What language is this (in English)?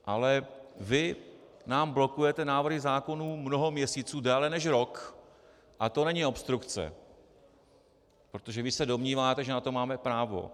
Czech